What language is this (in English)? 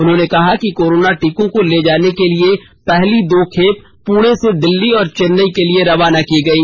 Hindi